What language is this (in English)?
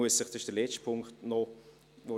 Swiss German